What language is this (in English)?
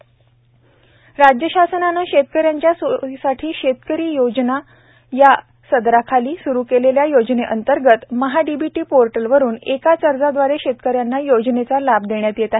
Marathi